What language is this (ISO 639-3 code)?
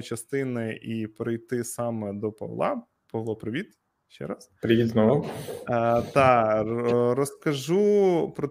ukr